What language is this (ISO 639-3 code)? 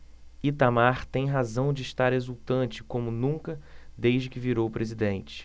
por